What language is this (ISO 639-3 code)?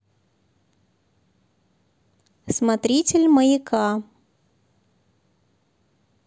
rus